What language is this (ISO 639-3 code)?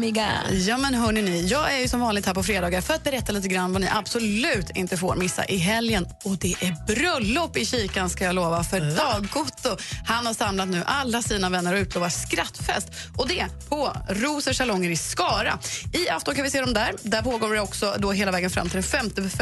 swe